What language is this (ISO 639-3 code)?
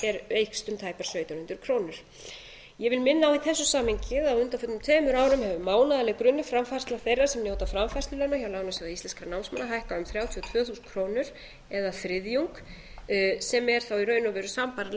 isl